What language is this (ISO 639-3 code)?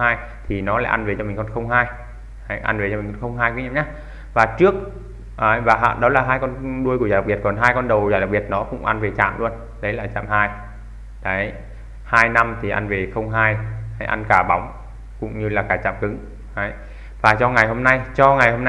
vie